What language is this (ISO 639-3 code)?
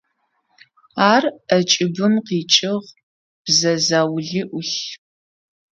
ady